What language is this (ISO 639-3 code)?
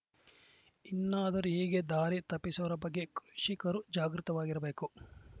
kan